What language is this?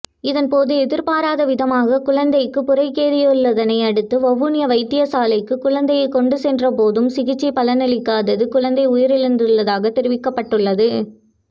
Tamil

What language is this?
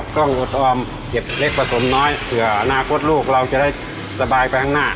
Thai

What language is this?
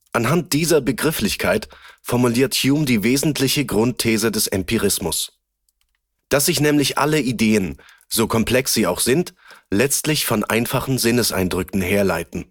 German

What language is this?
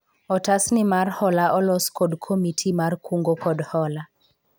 Luo (Kenya and Tanzania)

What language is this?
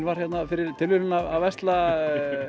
Icelandic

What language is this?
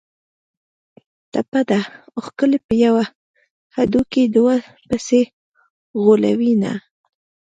Pashto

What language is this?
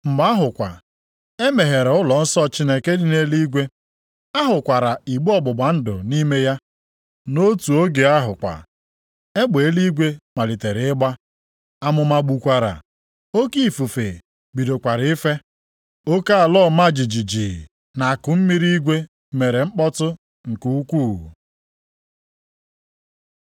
Igbo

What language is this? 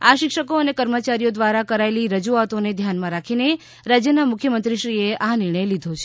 Gujarati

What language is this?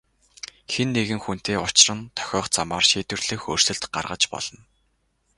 Mongolian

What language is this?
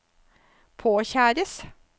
Norwegian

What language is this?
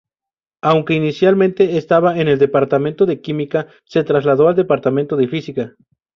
Spanish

